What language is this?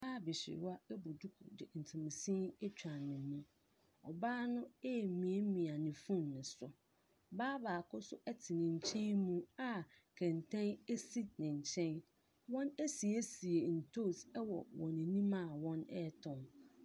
Akan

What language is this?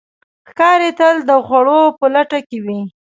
Pashto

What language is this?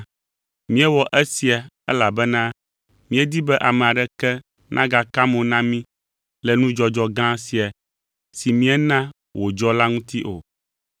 Ewe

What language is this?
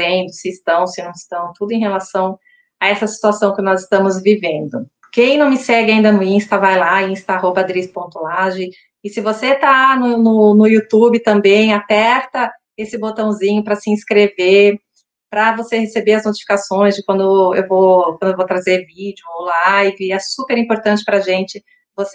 Portuguese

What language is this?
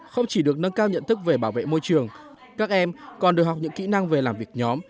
Vietnamese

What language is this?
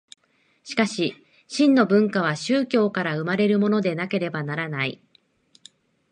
Japanese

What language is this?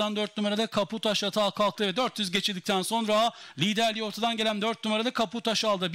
Turkish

